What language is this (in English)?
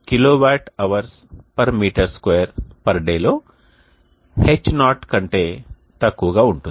Telugu